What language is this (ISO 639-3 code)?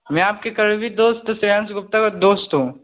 hin